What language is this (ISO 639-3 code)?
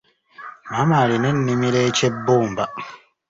lug